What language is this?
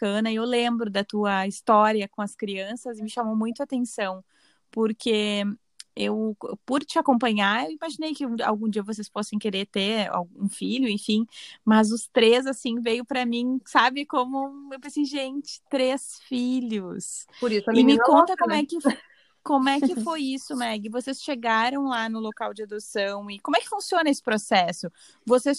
Portuguese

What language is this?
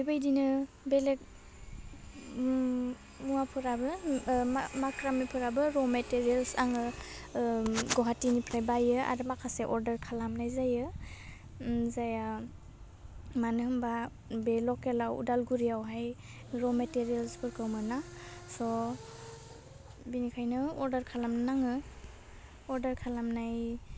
Bodo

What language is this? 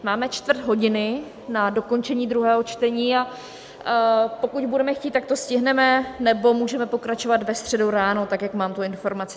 Czech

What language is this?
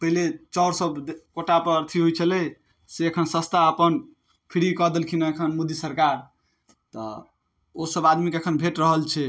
Maithili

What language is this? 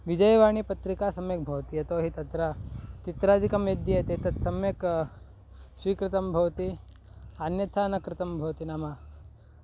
Sanskrit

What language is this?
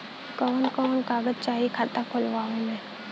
Bhojpuri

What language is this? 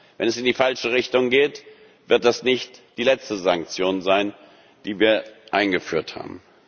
German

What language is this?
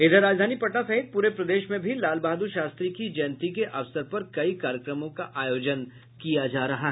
Hindi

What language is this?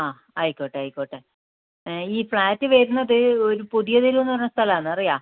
Malayalam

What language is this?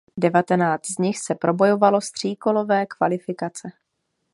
Czech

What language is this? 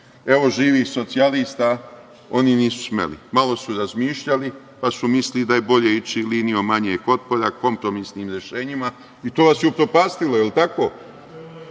Serbian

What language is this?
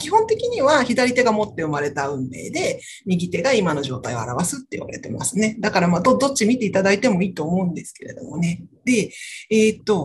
Japanese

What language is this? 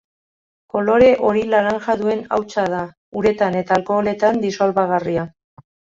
Basque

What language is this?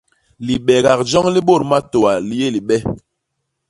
Basaa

